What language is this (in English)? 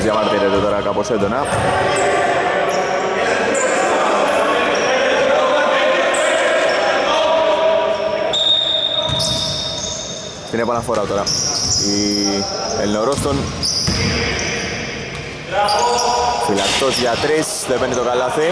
Greek